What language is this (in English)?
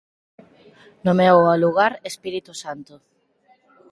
Galician